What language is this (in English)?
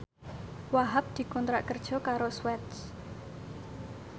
Javanese